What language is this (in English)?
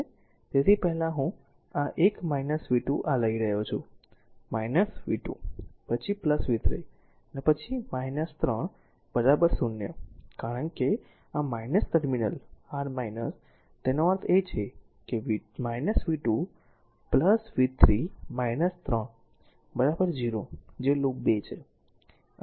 Gujarati